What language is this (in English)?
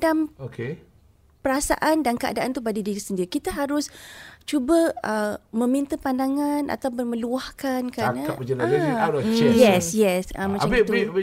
Malay